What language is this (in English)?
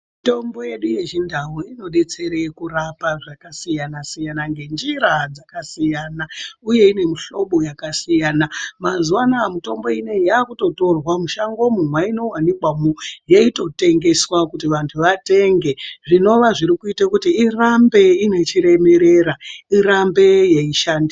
Ndau